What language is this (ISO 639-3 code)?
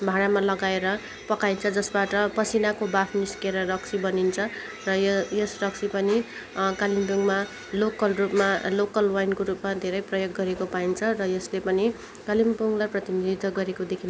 nep